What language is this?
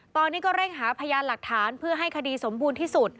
Thai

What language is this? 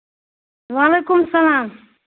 Kashmiri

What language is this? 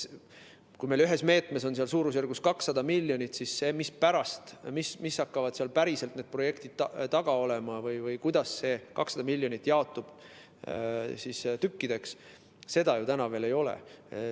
Estonian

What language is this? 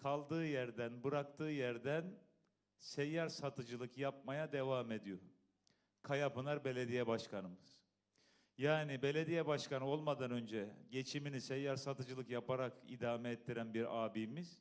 Turkish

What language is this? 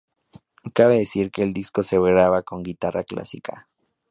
Spanish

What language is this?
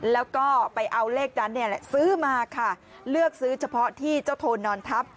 Thai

